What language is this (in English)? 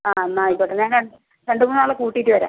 Malayalam